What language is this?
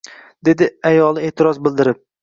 Uzbek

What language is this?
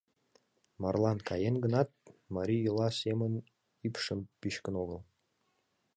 Mari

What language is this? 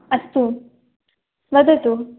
Sanskrit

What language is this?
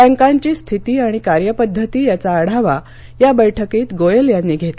Marathi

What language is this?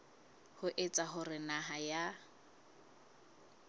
Southern Sotho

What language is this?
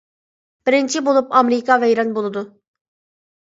Uyghur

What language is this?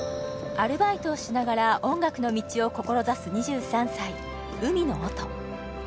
Japanese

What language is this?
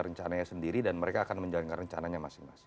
Indonesian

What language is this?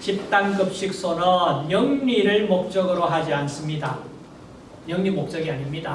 Korean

